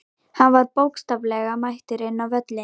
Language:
Icelandic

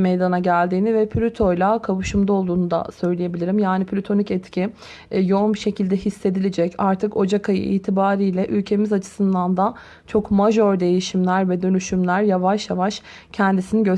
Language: Turkish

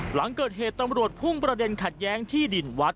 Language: Thai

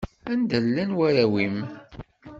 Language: Kabyle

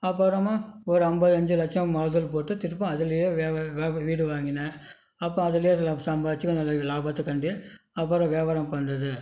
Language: Tamil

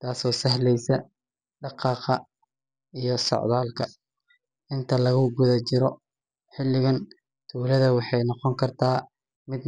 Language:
Somali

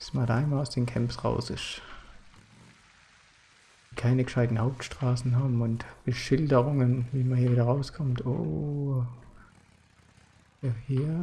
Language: German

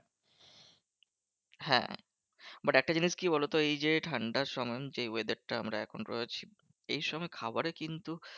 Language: Bangla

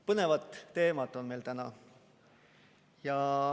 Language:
Estonian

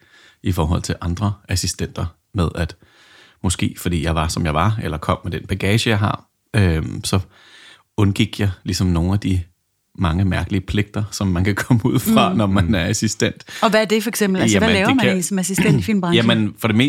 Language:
Danish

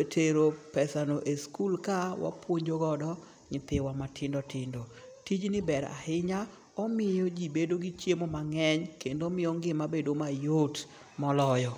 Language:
Luo (Kenya and Tanzania)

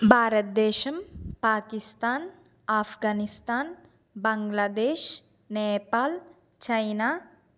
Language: Telugu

